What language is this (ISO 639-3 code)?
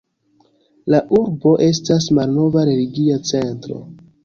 epo